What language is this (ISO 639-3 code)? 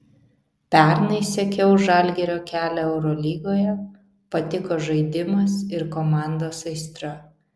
lit